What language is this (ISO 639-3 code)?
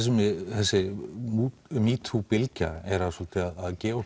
isl